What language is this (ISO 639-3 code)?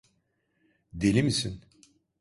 tur